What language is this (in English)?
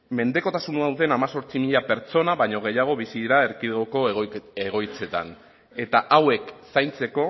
Basque